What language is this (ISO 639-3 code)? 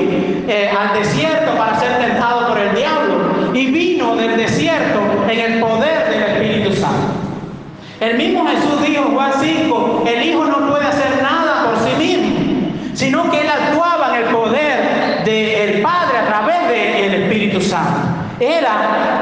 spa